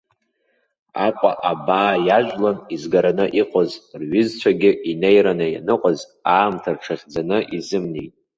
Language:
Abkhazian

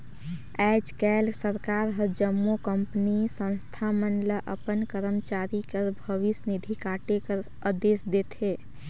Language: Chhattisgarhi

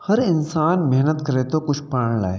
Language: Sindhi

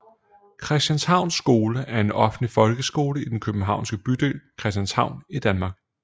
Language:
Danish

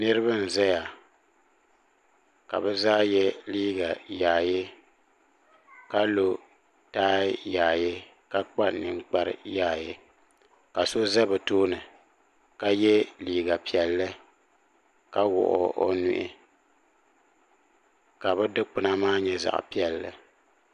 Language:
Dagbani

